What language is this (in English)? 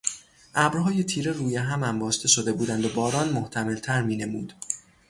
Persian